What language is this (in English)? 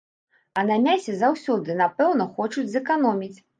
Belarusian